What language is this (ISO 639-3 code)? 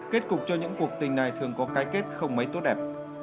vie